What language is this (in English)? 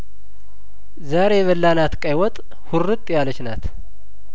Amharic